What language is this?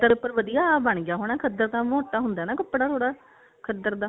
Punjabi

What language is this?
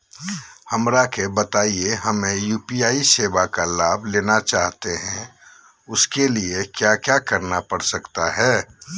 Magahi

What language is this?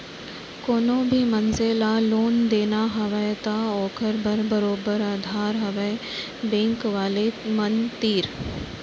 Chhattisgarhi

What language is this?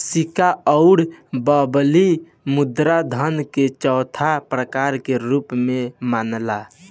Bhojpuri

